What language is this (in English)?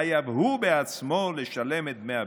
Hebrew